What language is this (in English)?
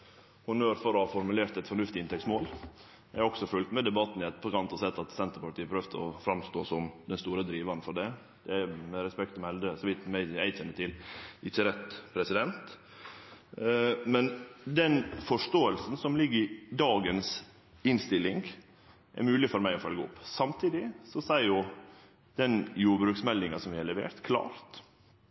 Norwegian Nynorsk